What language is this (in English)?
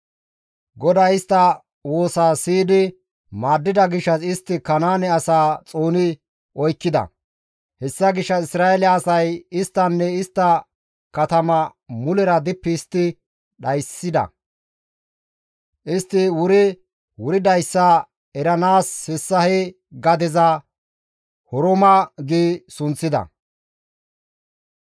Gamo